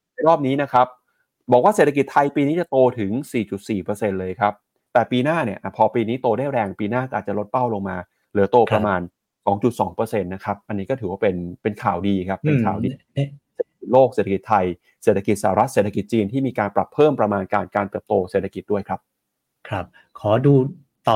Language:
Thai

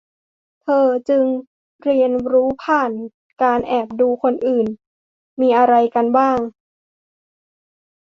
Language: Thai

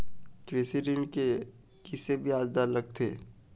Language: Chhattisgarhi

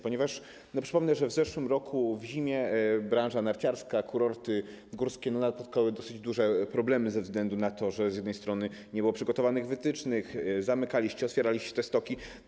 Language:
Polish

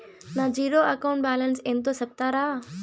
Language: Telugu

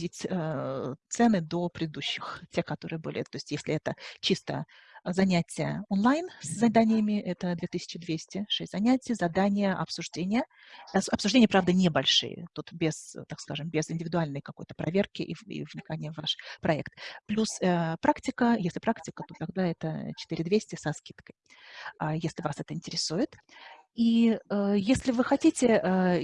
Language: Russian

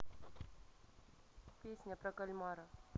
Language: Russian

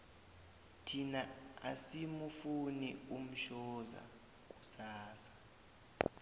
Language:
South Ndebele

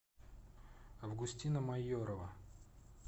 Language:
Russian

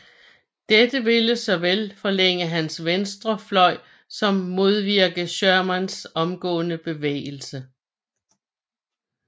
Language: Danish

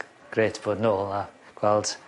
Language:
Welsh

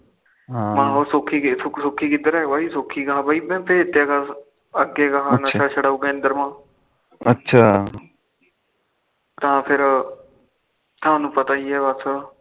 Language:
Punjabi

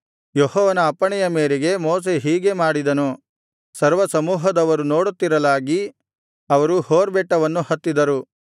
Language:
Kannada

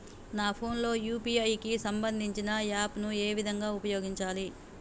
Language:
Telugu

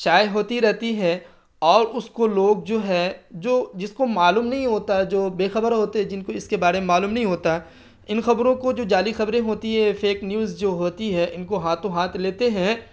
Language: Urdu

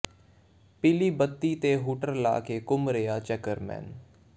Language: Punjabi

